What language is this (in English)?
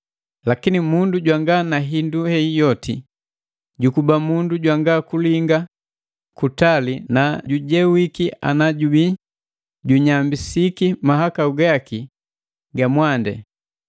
Matengo